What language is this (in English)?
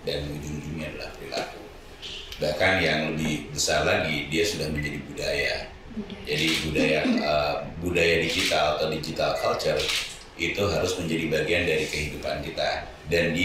Indonesian